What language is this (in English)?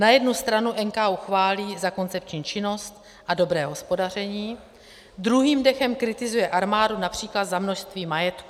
Czech